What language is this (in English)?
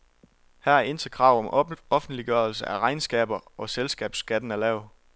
Danish